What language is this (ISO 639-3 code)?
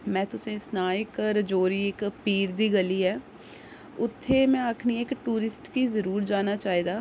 doi